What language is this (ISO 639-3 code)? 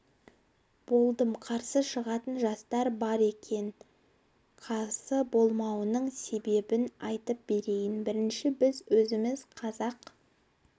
kaz